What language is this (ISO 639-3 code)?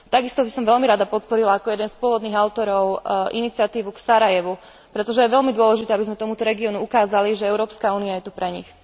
slk